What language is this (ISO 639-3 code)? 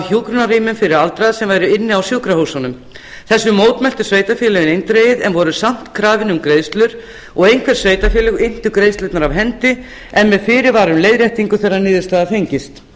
isl